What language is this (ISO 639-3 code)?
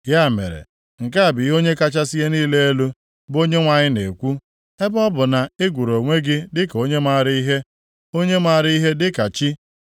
ibo